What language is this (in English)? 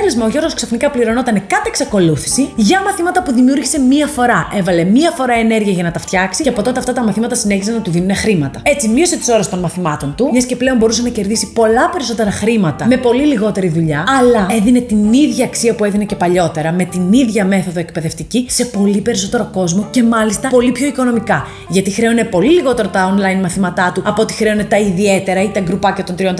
Greek